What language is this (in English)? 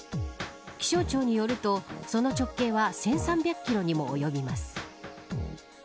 Japanese